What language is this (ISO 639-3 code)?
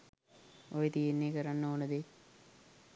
sin